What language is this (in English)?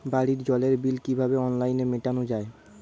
Bangla